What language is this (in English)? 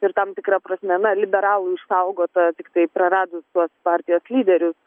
Lithuanian